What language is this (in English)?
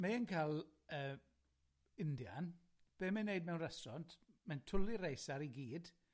Welsh